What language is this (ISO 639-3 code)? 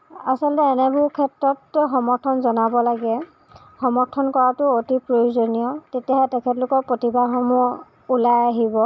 asm